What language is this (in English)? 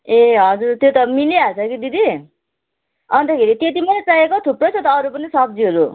Nepali